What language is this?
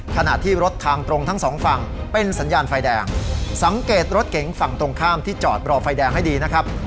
Thai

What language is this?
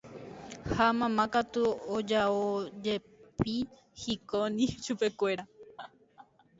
Guarani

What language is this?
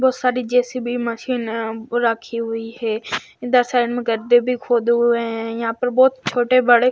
Hindi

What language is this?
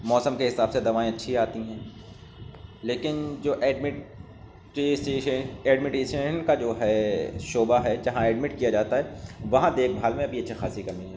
Urdu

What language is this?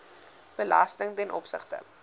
Afrikaans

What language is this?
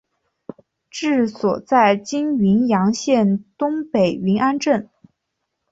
Chinese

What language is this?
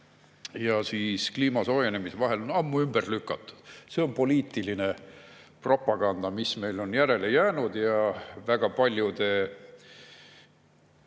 Estonian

